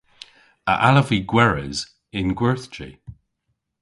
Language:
Cornish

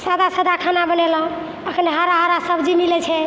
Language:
Maithili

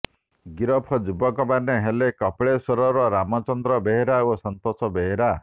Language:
Odia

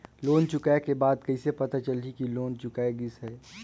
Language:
Chhattisgarhi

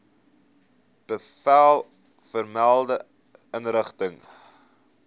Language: Afrikaans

